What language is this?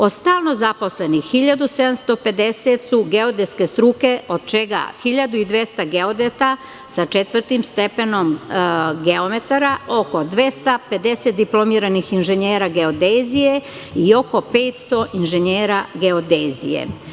Serbian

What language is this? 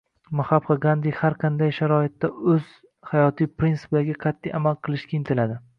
Uzbek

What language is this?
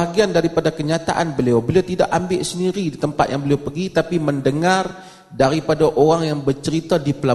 Malay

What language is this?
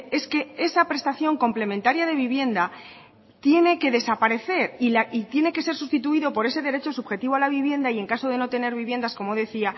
Spanish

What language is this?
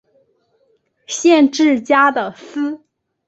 Chinese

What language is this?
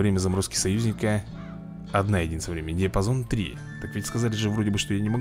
Russian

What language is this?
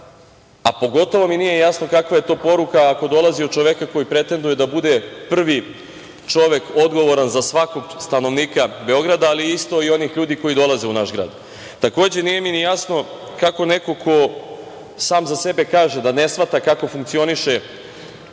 Serbian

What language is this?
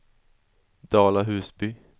Swedish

